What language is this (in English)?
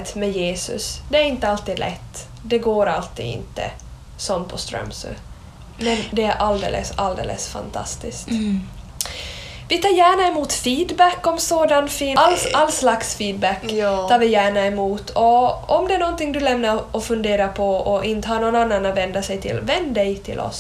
Swedish